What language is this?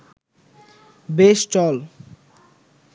Bangla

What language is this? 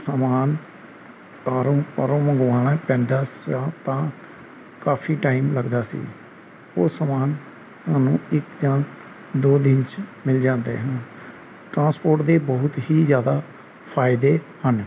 Punjabi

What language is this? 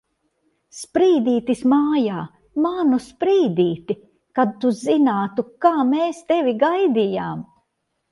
Latvian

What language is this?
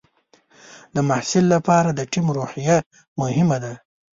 Pashto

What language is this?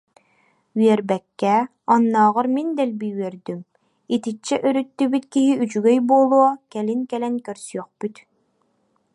Yakut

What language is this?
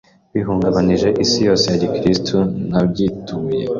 Kinyarwanda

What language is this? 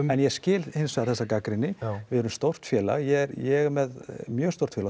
Icelandic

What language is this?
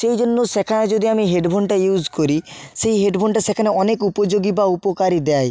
Bangla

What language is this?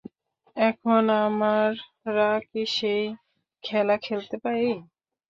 Bangla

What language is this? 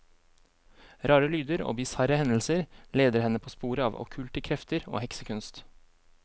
Norwegian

